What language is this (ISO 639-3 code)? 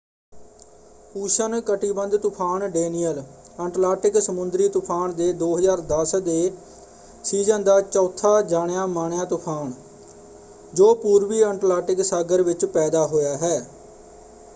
pan